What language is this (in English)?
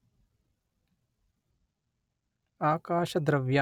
Kannada